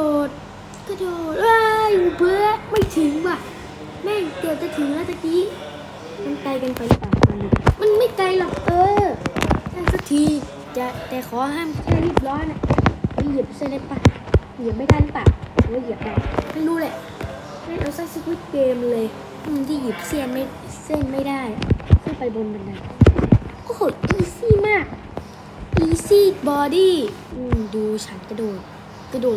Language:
Thai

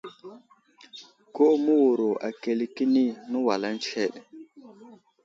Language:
Wuzlam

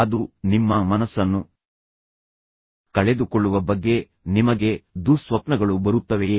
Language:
Kannada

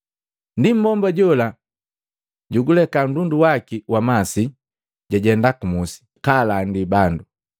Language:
Matengo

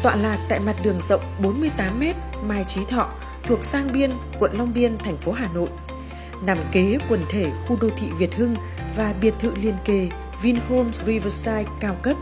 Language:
Vietnamese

